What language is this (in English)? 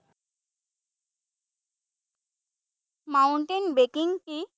Assamese